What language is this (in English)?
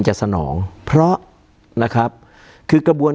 Thai